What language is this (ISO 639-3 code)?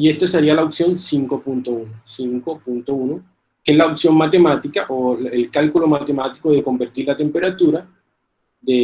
spa